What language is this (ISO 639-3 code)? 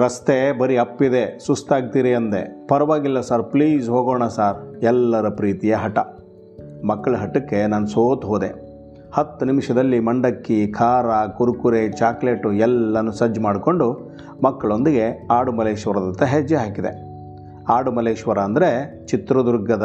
kan